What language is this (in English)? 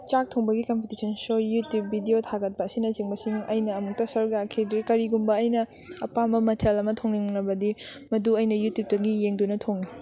Manipuri